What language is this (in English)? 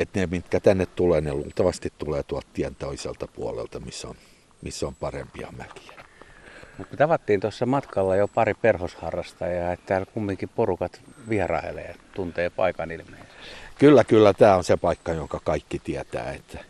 Finnish